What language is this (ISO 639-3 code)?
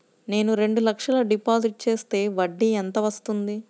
tel